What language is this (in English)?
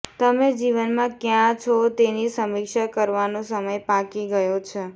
Gujarati